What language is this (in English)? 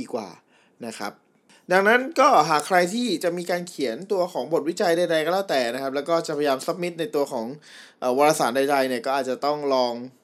Thai